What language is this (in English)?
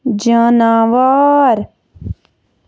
Kashmiri